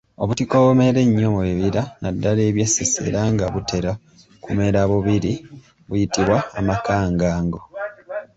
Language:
Ganda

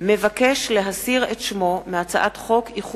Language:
Hebrew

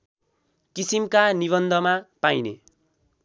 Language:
Nepali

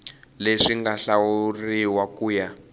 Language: Tsonga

